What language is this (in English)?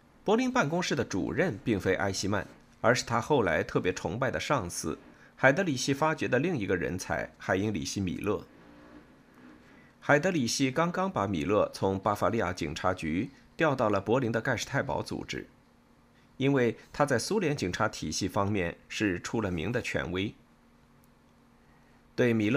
Chinese